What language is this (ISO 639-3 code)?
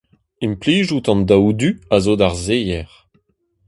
bre